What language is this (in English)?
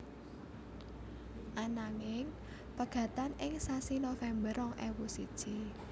Javanese